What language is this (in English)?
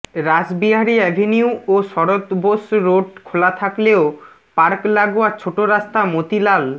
Bangla